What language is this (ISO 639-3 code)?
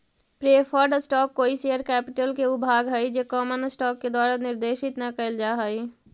mag